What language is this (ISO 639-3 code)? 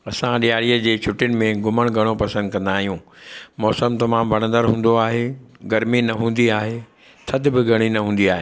snd